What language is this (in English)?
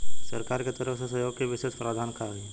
Bhojpuri